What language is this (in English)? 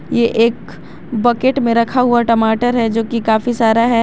Hindi